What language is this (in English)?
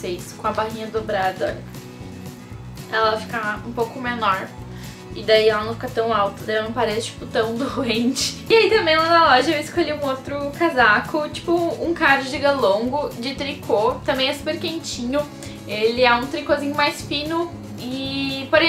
Portuguese